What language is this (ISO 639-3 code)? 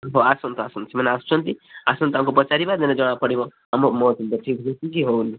ori